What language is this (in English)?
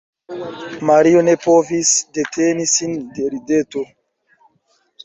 Esperanto